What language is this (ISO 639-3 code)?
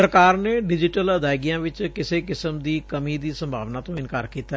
pan